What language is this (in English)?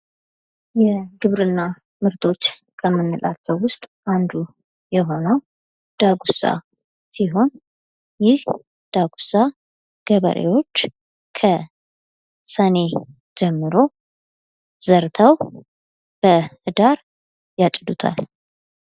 Amharic